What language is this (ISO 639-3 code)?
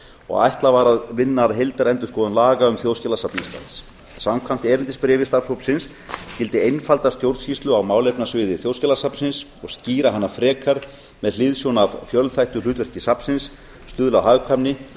isl